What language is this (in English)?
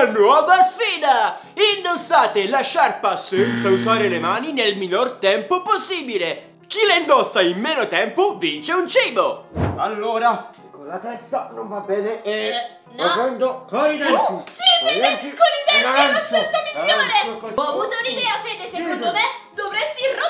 Italian